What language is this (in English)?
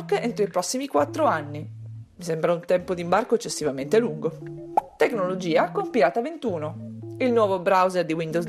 Italian